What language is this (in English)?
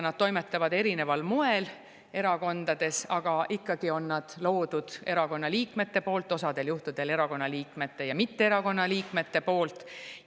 Estonian